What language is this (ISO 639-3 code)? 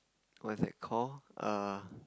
eng